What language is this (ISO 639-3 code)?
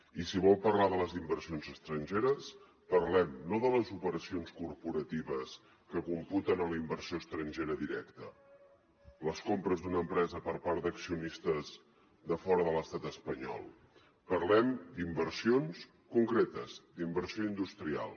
cat